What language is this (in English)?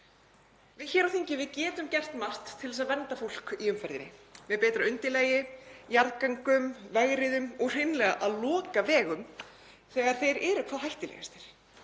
Icelandic